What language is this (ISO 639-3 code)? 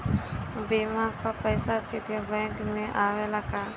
bho